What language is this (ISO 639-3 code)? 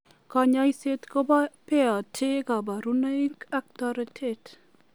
kln